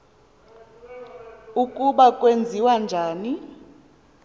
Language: Xhosa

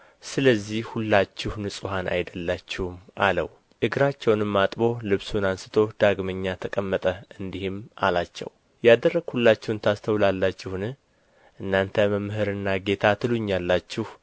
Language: Amharic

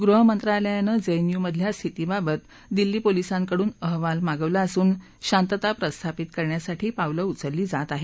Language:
Marathi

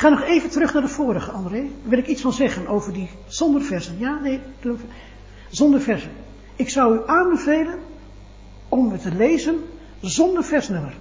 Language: Dutch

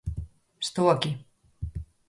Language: Galician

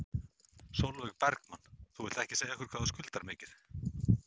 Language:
Icelandic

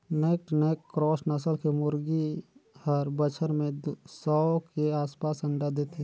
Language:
Chhattisgarhi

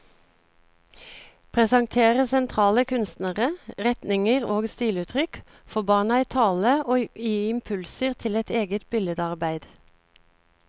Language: Norwegian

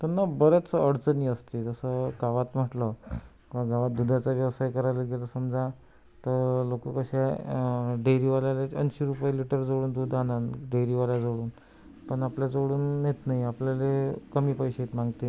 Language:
Marathi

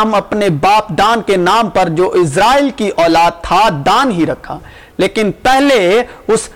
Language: Urdu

